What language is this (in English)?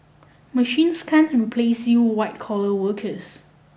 English